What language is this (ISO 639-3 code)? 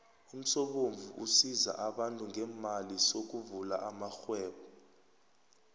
nbl